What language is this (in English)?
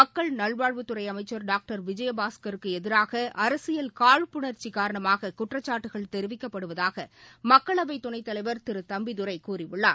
Tamil